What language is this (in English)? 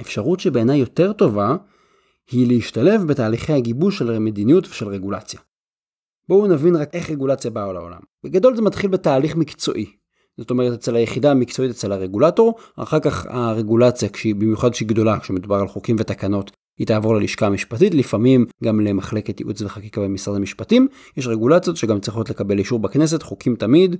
Hebrew